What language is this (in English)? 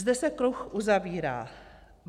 Czech